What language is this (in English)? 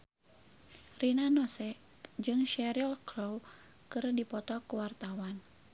Sundanese